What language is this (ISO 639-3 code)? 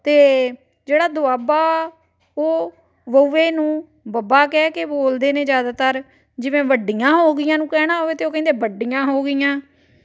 pan